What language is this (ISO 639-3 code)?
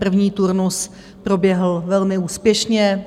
ces